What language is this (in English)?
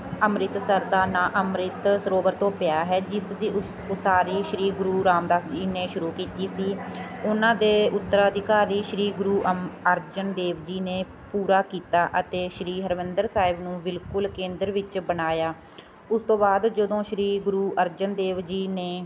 Punjabi